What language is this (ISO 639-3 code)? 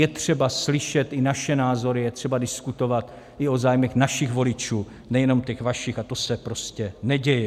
ces